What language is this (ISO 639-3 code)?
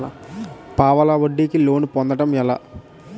tel